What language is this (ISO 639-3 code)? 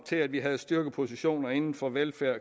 dan